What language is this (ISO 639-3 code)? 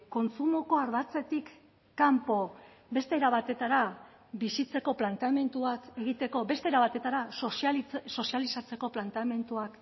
eus